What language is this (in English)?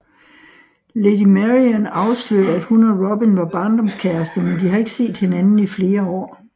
Danish